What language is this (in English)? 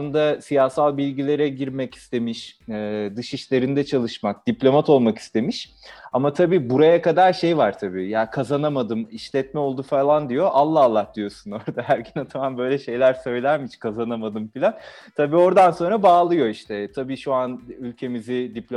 Turkish